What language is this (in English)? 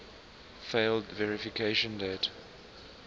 English